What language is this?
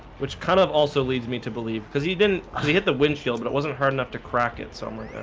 English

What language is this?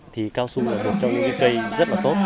Vietnamese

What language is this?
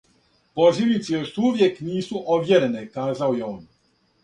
Serbian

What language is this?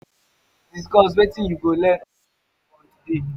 Nigerian Pidgin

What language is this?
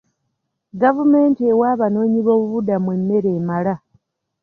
Ganda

